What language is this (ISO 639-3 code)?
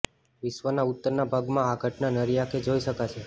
guj